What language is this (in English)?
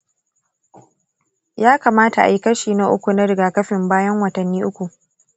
Hausa